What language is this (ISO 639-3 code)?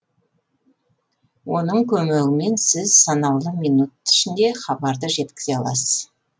kaz